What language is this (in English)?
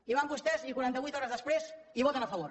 Catalan